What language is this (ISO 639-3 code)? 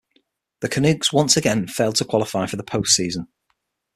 eng